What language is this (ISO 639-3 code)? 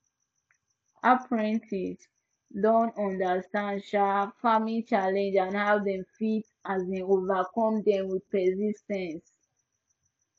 pcm